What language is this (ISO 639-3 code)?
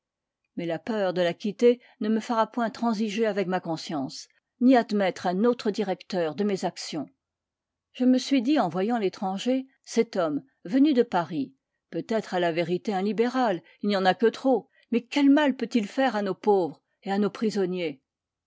fra